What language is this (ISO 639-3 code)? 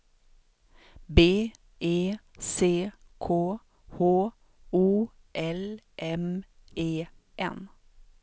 swe